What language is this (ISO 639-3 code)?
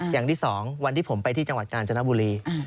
tha